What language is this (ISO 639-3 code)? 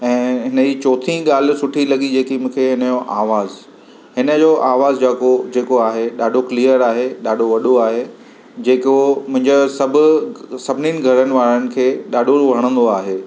snd